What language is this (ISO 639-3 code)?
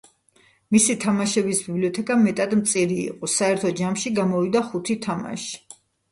kat